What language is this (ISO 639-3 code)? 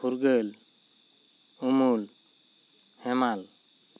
sat